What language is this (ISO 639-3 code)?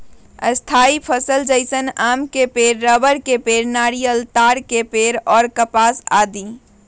mag